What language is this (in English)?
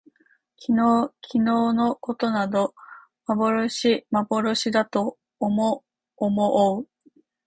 Japanese